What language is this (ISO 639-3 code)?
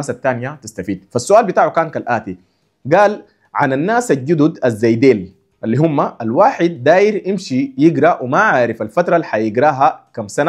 ara